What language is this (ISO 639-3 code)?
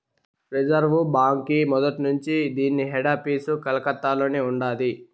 tel